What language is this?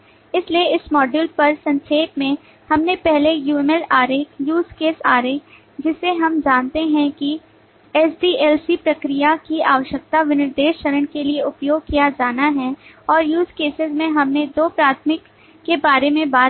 Hindi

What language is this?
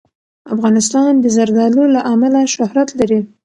Pashto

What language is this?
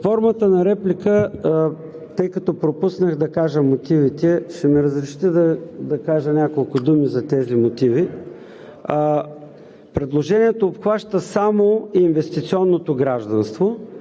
Bulgarian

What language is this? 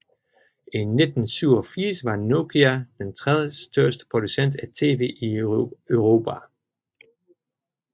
Danish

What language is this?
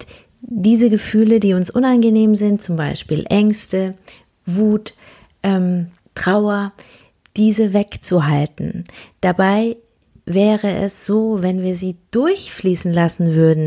German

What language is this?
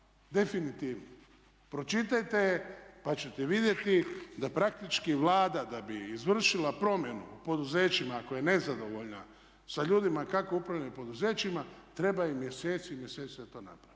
Croatian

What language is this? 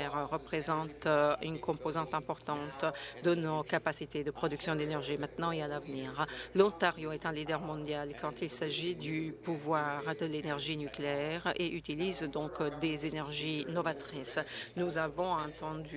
French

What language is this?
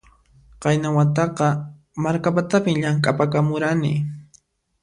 Puno Quechua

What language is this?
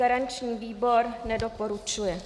Czech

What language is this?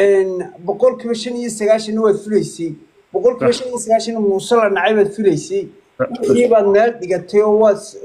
Arabic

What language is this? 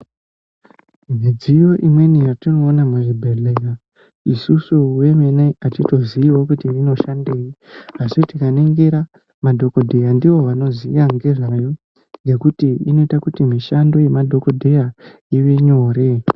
Ndau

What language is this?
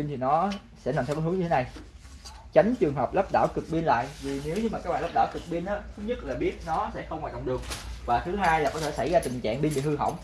Vietnamese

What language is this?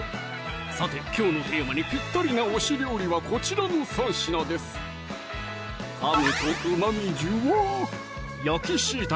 Japanese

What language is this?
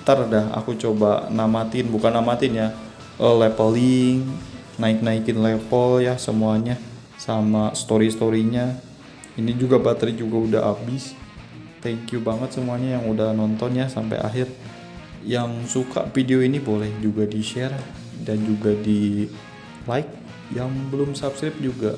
Indonesian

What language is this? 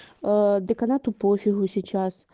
Russian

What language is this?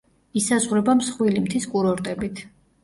Georgian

